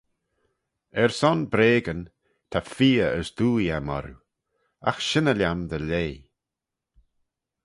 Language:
Manx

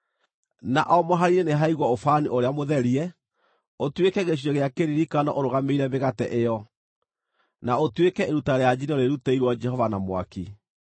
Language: Kikuyu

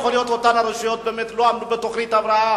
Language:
Hebrew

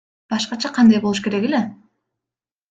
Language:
Kyrgyz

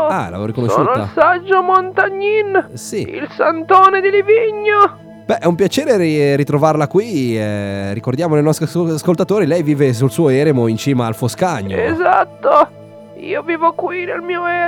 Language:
Italian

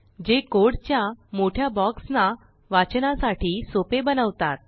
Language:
Marathi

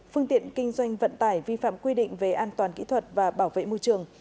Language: Vietnamese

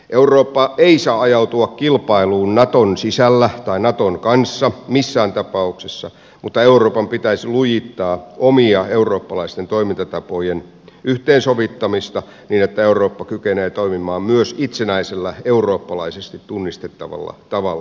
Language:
Finnish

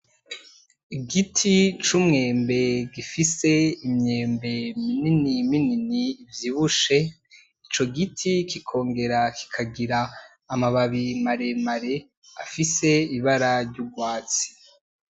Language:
Rundi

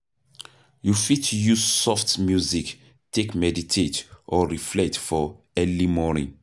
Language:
Nigerian Pidgin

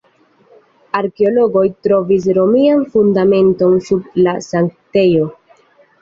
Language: Esperanto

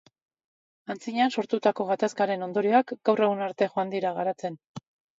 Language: Basque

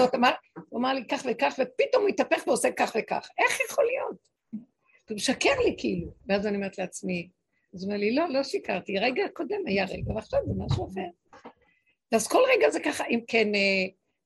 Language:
Hebrew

